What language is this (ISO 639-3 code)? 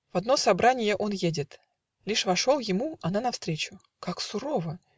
rus